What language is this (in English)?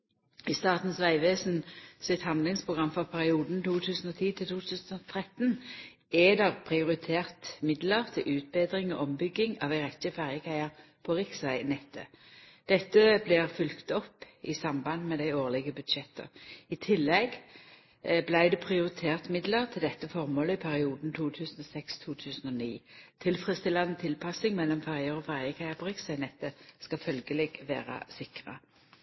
Norwegian Nynorsk